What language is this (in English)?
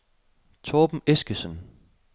Danish